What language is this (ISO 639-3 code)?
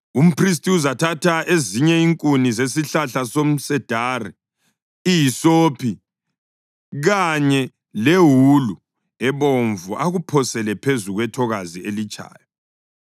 nde